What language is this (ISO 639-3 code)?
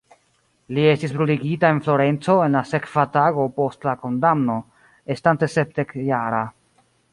epo